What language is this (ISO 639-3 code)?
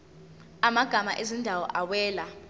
zul